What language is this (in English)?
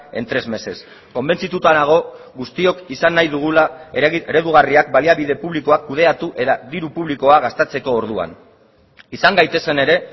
Basque